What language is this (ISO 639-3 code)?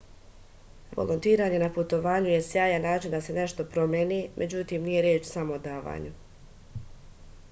srp